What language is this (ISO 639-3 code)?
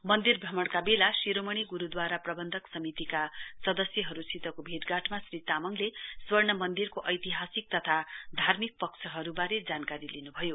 nep